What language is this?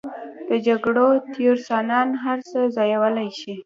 Pashto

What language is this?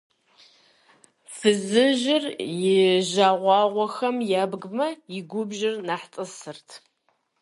Kabardian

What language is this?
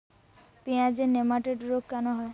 Bangla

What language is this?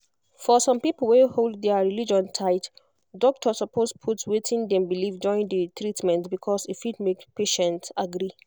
Nigerian Pidgin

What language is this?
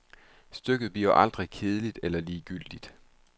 Danish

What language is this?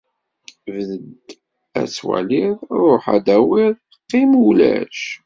Kabyle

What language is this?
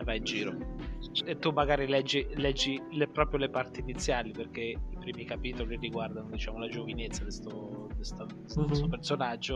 Italian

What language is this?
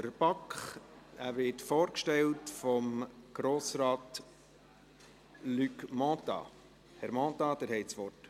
Swiss German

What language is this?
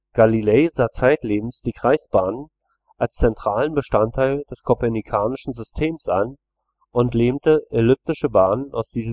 German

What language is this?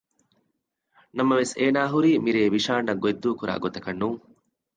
Divehi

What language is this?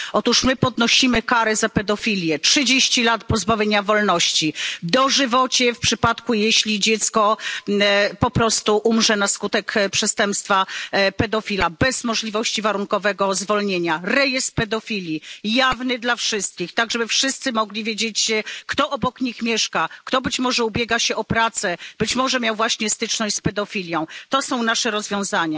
Polish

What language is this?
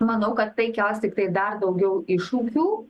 Lithuanian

